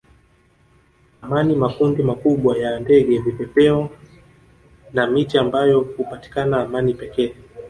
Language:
Swahili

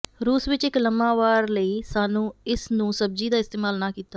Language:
Punjabi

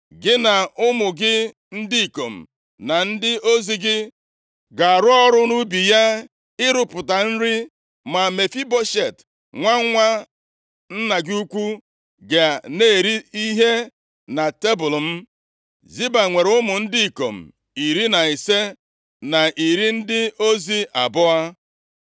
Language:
Igbo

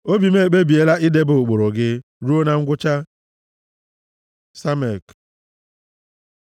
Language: Igbo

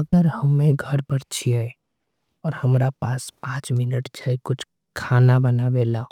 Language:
Angika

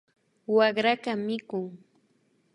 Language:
Imbabura Highland Quichua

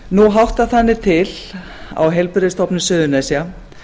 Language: Icelandic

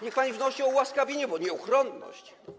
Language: Polish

